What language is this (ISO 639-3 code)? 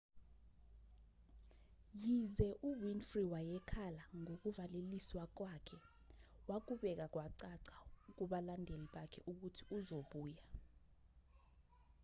zul